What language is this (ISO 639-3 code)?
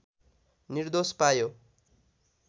nep